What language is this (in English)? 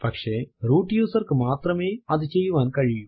Malayalam